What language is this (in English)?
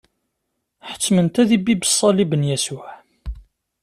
Kabyle